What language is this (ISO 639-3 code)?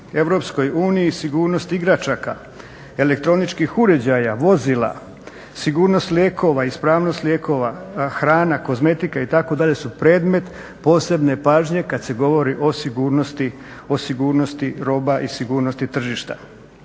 hrv